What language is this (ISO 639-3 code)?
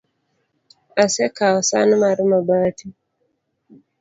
luo